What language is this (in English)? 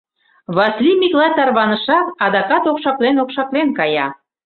Mari